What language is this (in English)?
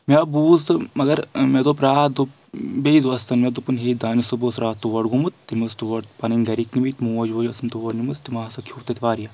Kashmiri